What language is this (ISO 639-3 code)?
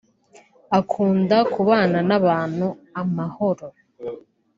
kin